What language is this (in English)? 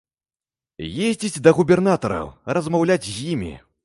Belarusian